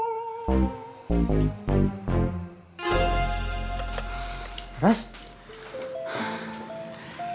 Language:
Indonesian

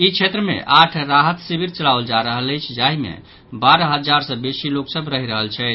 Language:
Maithili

